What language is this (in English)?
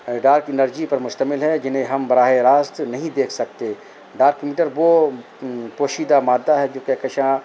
Urdu